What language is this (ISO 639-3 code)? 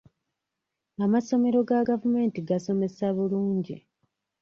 lug